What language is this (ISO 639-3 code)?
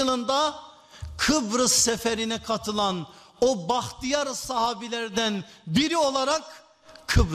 tur